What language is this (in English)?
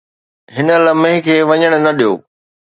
Sindhi